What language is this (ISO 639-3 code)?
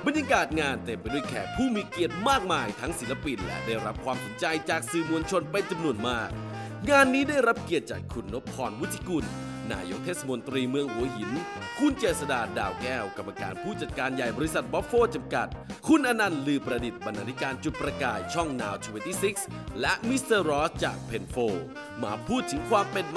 tha